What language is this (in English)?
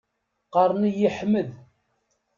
Kabyle